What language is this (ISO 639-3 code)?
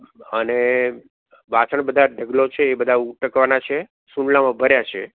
guj